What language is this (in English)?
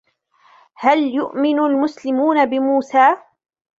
Arabic